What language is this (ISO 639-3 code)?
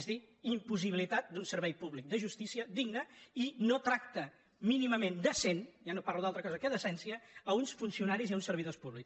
cat